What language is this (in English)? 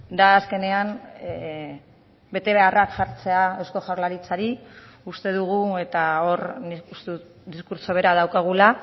Basque